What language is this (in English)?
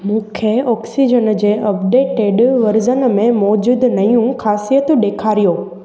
Sindhi